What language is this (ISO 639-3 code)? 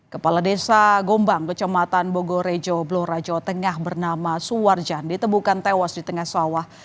ind